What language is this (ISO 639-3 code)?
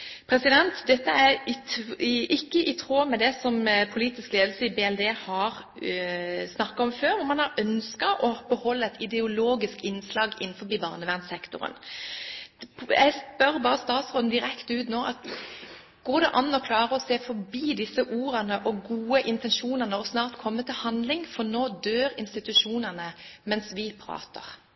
nob